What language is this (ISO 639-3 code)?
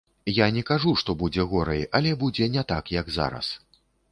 bel